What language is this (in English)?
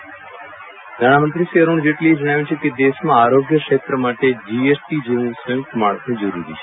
Gujarati